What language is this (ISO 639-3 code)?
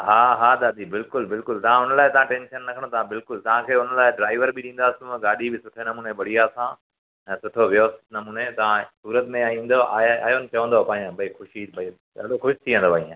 snd